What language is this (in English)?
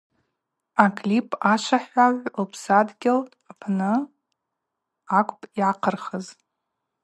Abaza